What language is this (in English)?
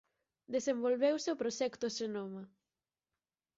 Galician